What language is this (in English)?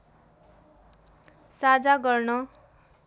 Nepali